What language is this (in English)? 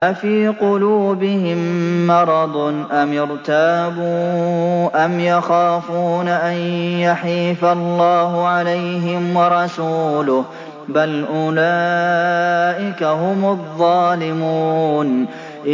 Arabic